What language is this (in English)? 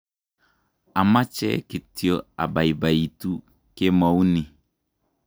Kalenjin